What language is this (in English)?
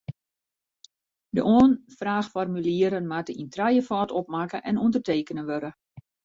Western Frisian